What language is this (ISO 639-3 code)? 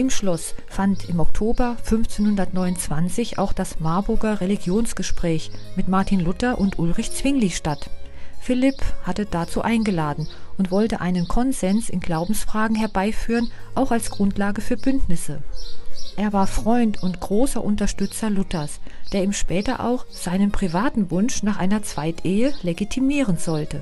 deu